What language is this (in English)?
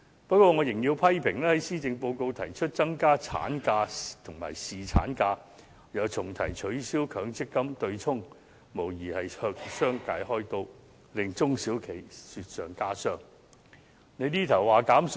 Cantonese